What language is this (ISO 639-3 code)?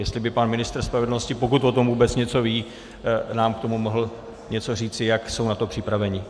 ces